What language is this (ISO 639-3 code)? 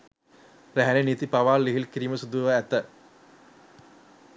sin